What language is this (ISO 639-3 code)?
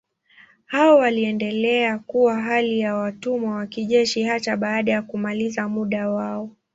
swa